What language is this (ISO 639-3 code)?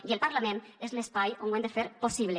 cat